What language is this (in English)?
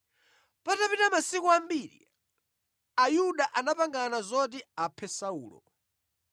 Nyanja